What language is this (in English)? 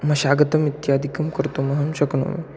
Sanskrit